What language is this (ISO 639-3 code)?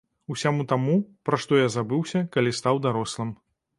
bel